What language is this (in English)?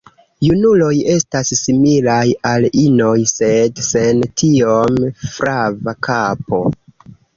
Esperanto